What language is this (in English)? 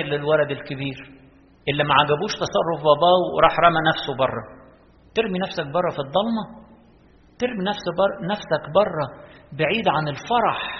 Arabic